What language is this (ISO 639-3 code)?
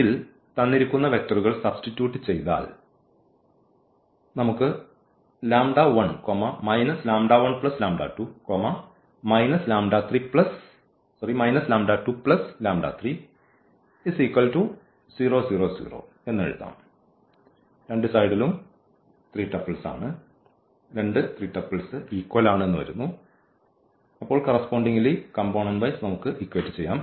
mal